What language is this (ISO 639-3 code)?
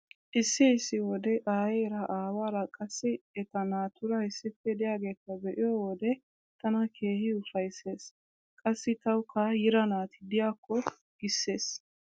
wal